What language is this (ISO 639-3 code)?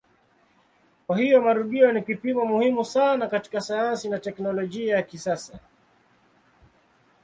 swa